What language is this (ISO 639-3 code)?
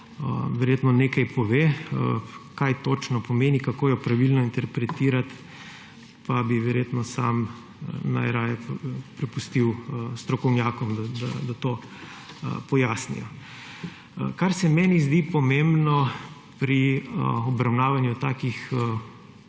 slv